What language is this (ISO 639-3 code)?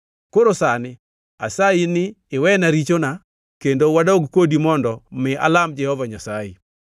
luo